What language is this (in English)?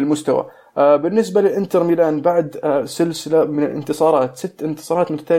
Arabic